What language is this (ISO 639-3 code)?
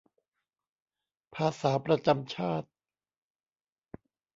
tha